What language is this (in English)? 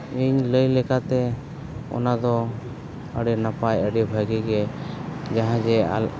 Santali